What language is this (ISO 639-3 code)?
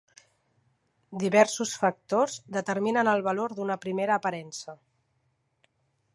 cat